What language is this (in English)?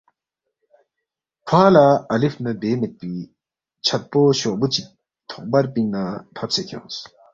Balti